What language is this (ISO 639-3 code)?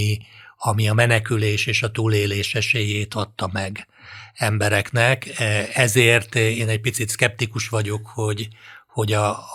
hun